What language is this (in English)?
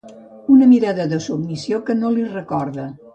Catalan